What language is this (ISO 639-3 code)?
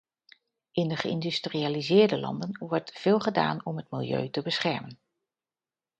nld